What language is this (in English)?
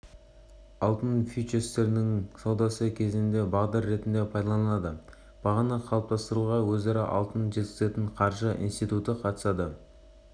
Kazakh